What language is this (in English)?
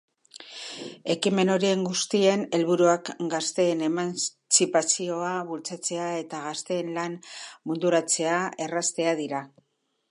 Basque